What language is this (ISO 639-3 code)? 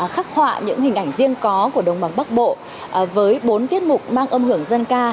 vie